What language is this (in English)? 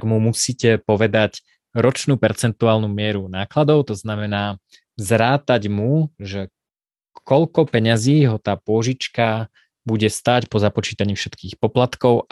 Slovak